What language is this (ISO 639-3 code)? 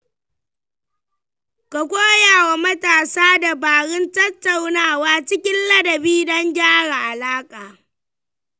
hau